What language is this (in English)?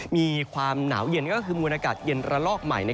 Thai